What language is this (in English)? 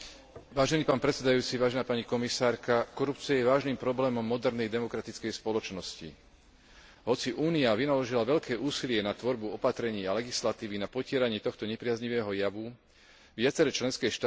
Slovak